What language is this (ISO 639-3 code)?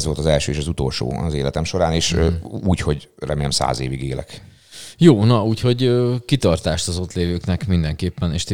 hun